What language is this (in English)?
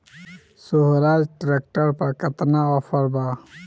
Bhojpuri